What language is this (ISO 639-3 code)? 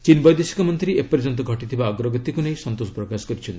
ori